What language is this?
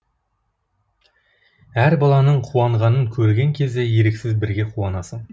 Kazakh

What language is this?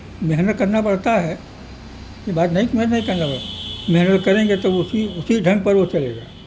Urdu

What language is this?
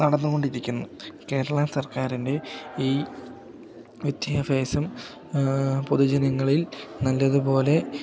Malayalam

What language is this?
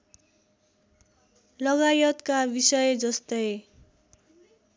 Nepali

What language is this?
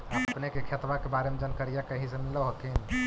Magahi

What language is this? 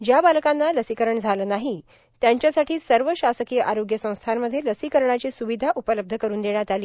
Marathi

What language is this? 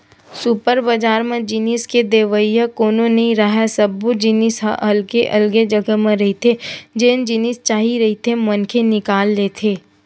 Chhattisgarhi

